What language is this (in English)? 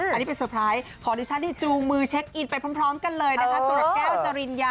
Thai